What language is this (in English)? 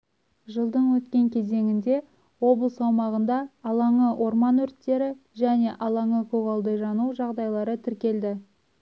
Kazakh